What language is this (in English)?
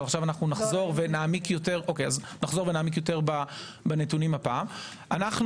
Hebrew